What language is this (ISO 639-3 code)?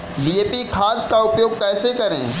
hin